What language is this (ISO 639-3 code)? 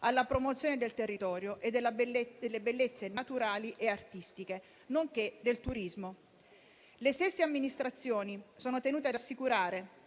ita